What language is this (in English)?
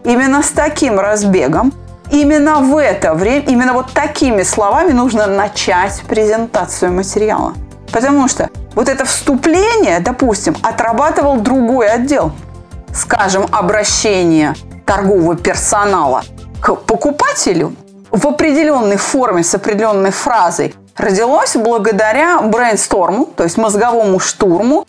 Russian